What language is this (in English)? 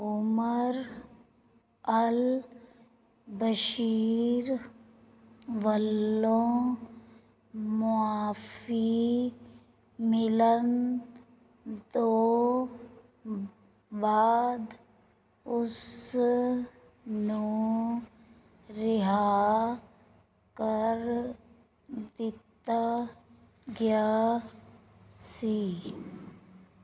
Punjabi